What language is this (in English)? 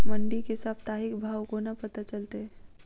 Maithili